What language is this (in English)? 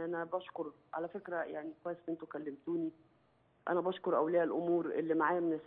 Arabic